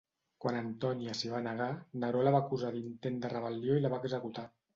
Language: Catalan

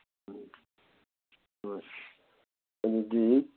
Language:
Manipuri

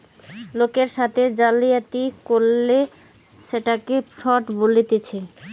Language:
Bangla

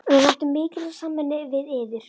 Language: Icelandic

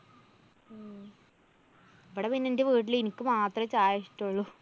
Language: Malayalam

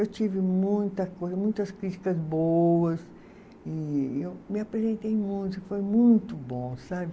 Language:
Portuguese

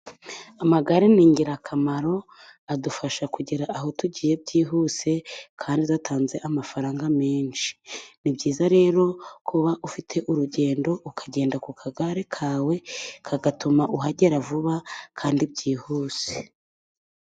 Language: Kinyarwanda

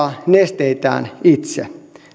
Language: Finnish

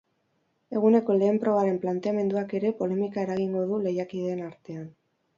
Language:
Basque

